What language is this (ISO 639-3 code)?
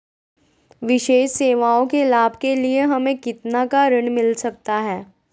mag